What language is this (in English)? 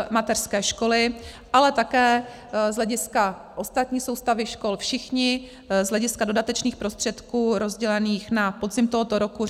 Czech